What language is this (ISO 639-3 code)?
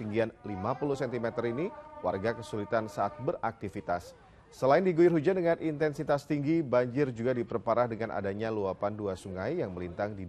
ind